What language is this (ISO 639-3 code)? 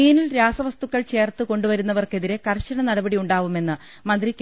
mal